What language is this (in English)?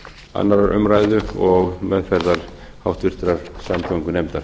Icelandic